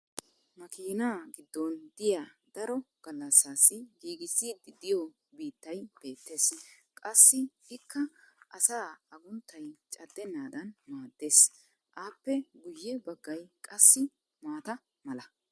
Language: Wolaytta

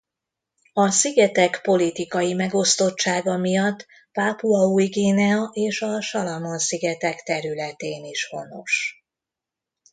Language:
Hungarian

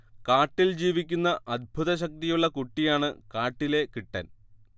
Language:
Malayalam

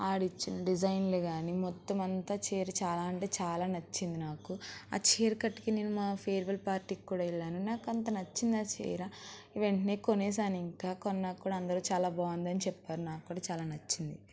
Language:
Telugu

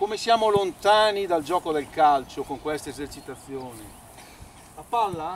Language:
Italian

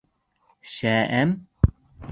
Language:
Bashkir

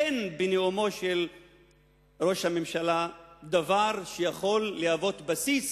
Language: Hebrew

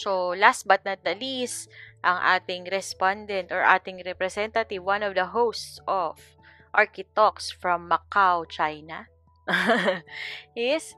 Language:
Filipino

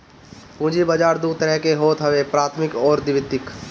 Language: Bhojpuri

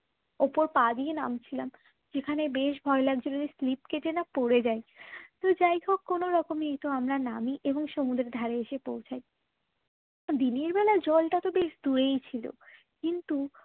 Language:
Bangla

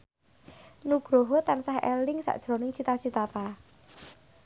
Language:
Javanese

